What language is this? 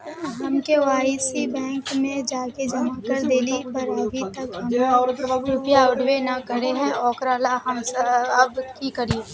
Magahi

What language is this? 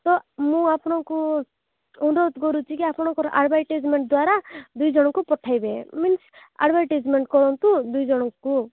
Odia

